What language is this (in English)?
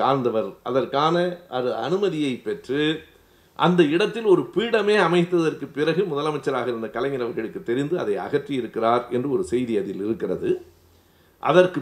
Tamil